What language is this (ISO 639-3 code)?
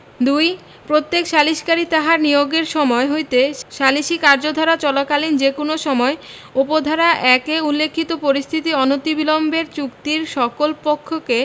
ben